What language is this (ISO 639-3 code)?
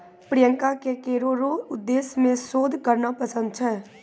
mai